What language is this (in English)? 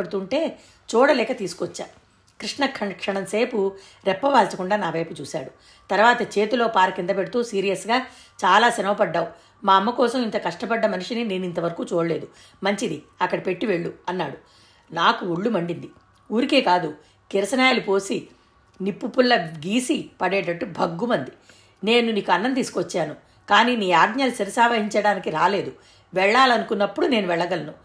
Telugu